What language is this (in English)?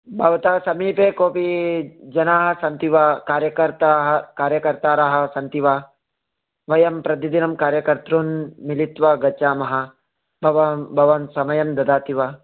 Sanskrit